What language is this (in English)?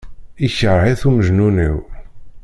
Kabyle